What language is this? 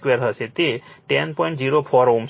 Gujarati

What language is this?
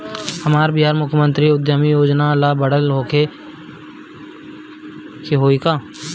Bhojpuri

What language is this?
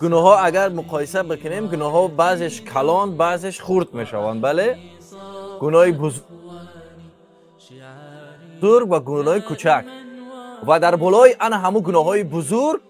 Persian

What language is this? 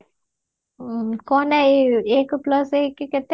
Odia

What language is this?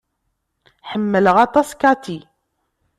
Kabyle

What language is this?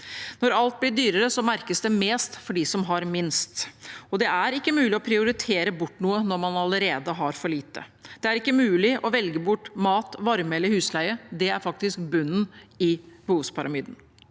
Norwegian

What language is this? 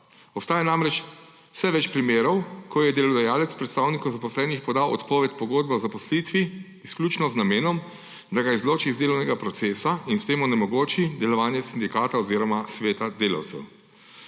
Slovenian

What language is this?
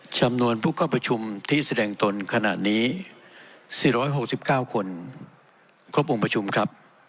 Thai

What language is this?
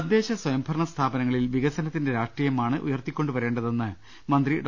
Malayalam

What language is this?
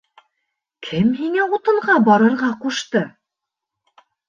Bashkir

